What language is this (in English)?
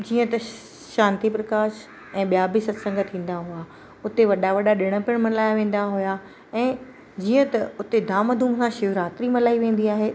Sindhi